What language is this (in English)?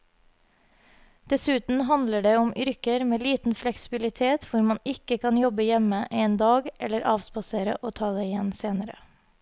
Norwegian